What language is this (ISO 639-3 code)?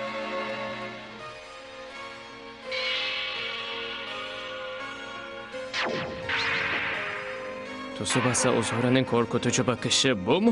tur